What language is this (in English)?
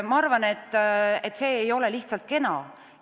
Estonian